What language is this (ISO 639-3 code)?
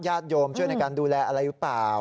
tha